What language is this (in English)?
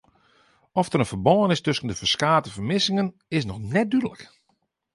Western Frisian